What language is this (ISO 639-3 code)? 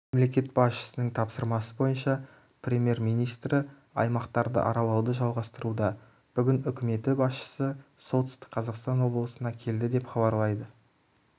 kaz